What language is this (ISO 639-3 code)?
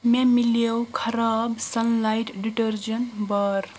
kas